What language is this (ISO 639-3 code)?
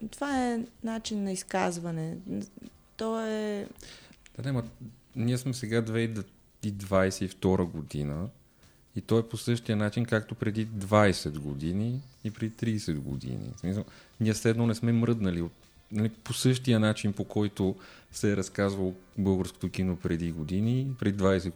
bul